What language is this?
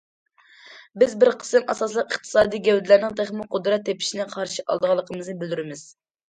Uyghur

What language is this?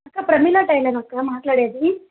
Telugu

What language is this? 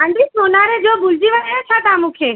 Sindhi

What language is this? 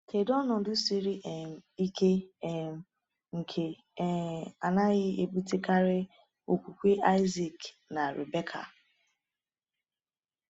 Igbo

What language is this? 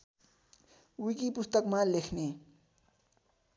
Nepali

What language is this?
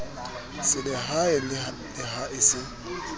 Southern Sotho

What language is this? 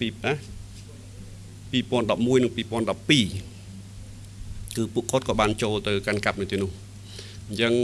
Vietnamese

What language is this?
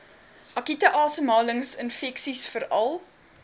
Afrikaans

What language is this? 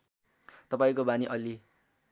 Nepali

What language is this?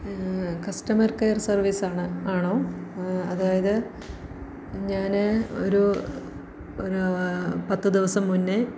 Malayalam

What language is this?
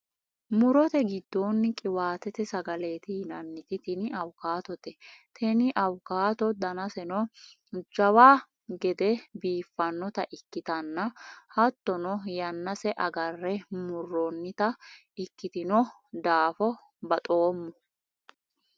Sidamo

